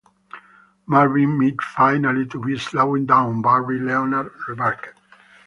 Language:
English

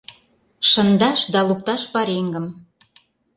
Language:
Mari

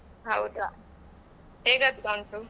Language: Kannada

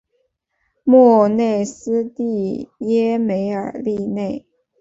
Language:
Chinese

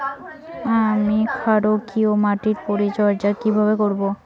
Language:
Bangla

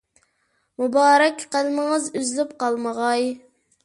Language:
Uyghur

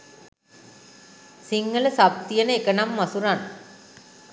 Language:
Sinhala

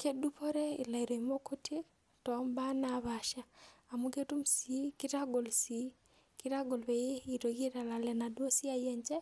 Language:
Masai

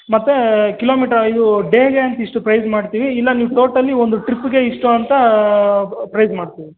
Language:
Kannada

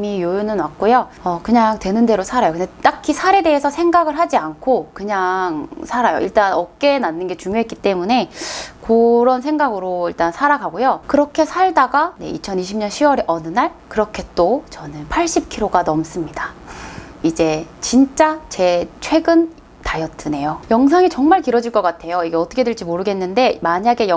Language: Korean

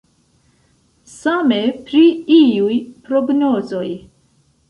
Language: Esperanto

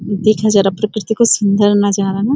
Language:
Garhwali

